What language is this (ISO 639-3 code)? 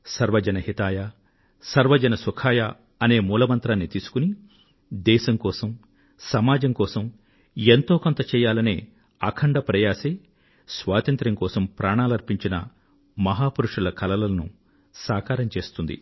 tel